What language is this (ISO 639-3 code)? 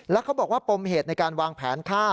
tha